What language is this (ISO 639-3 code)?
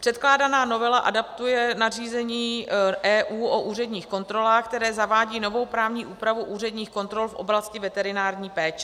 ces